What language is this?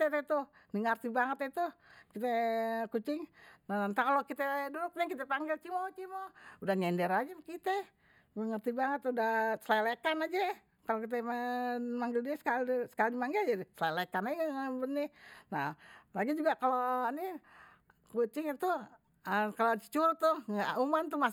Betawi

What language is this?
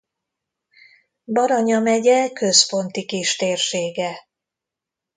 Hungarian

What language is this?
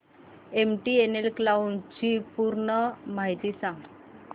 Marathi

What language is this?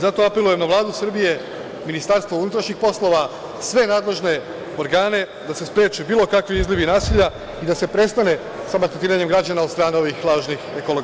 Serbian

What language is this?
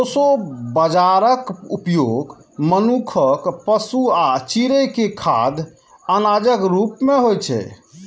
Maithili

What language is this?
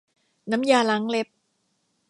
Thai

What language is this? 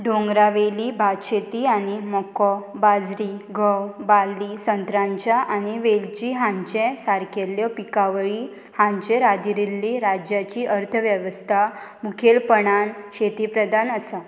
Konkani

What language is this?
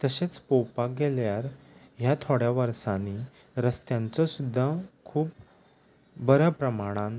Konkani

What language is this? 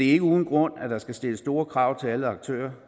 Danish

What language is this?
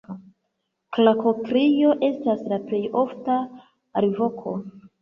Esperanto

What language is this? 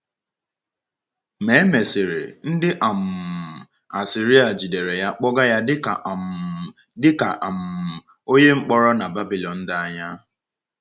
Igbo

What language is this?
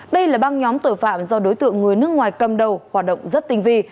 Vietnamese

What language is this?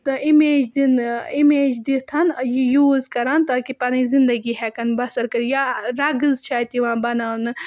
Kashmiri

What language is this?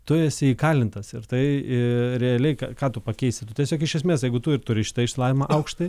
Lithuanian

